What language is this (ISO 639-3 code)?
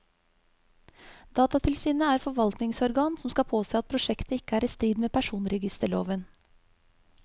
nor